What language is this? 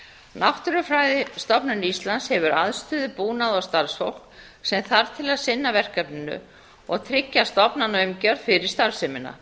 Icelandic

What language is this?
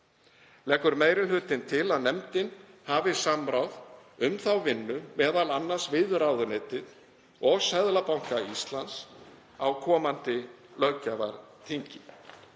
Icelandic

